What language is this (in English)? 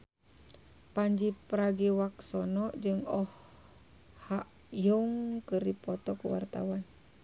Sundanese